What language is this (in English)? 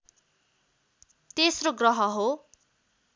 Nepali